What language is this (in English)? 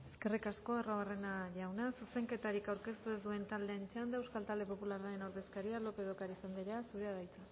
Basque